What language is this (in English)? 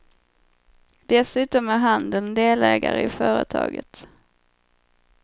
Swedish